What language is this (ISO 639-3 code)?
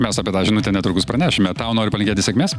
lit